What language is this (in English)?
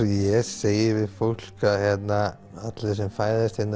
Icelandic